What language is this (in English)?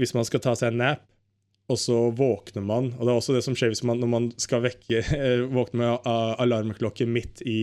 Swedish